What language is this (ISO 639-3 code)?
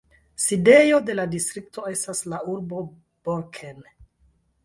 epo